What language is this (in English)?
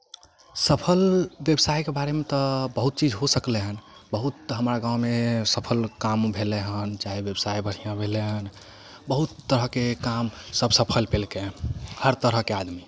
Maithili